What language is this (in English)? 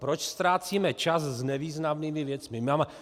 Czech